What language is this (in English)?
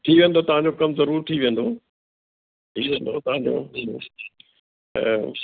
Sindhi